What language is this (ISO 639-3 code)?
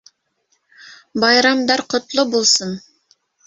bak